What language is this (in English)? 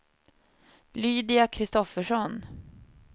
Swedish